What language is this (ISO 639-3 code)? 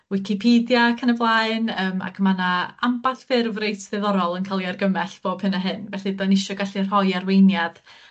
cym